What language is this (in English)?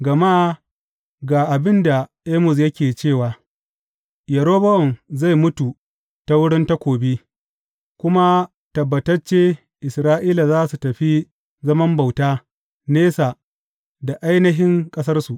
Hausa